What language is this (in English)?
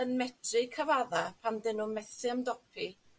Welsh